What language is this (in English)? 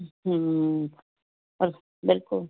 Punjabi